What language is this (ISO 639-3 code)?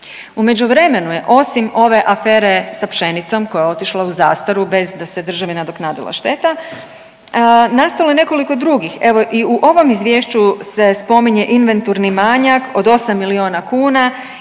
hrv